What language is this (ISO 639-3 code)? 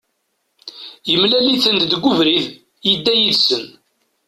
kab